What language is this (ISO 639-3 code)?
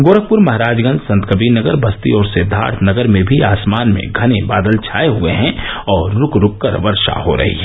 hin